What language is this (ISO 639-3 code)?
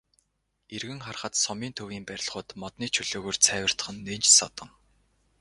mon